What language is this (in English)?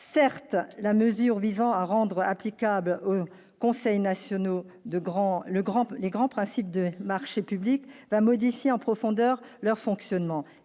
French